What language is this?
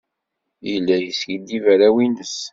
Kabyle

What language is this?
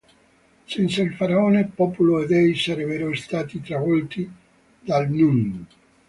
Italian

